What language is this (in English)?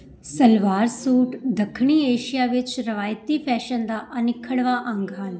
Punjabi